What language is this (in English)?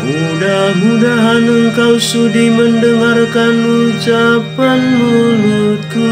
Indonesian